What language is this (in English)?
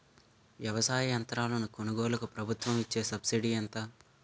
Telugu